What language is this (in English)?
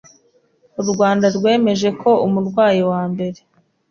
Kinyarwanda